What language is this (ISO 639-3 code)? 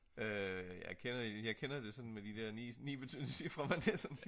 dan